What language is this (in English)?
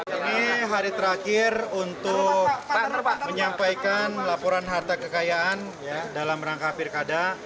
Indonesian